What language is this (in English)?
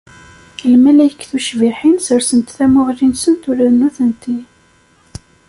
Kabyle